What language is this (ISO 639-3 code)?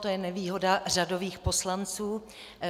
ces